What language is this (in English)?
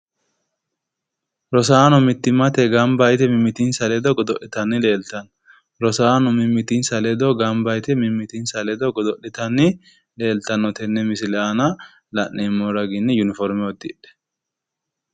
Sidamo